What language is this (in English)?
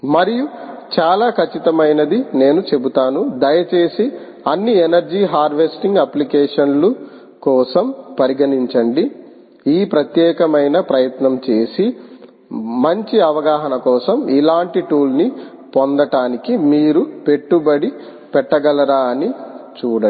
Telugu